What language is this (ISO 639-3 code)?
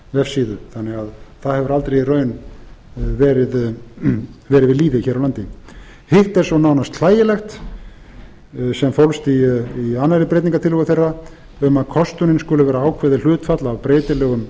isl